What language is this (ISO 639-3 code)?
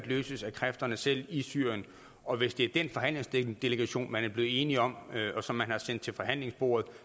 dan